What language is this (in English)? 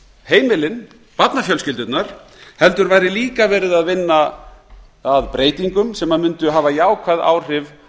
Icelandic